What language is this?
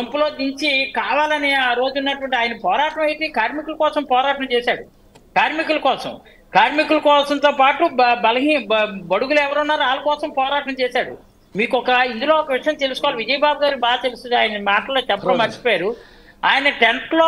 Telugu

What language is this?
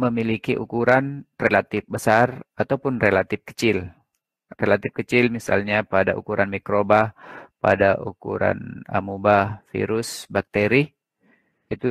Indonesian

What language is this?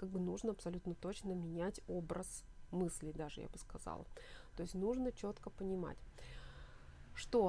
Russian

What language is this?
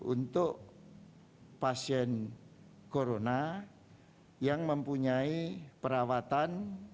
Indonesian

